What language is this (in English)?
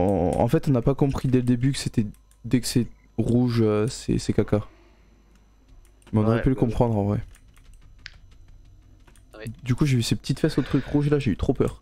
French